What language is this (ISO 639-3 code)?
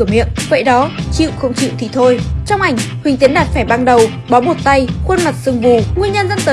vie